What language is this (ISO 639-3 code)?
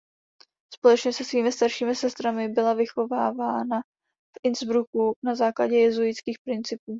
ces